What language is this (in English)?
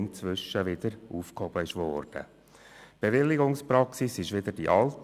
Swiss German